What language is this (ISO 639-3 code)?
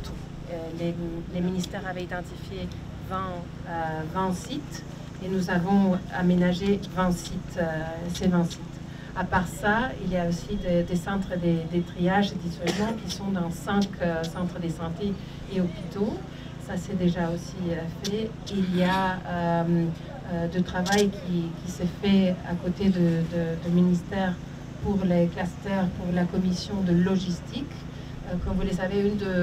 fra